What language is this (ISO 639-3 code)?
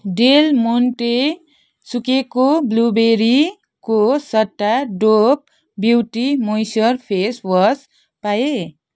nep